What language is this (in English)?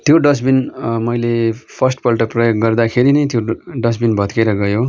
Nepali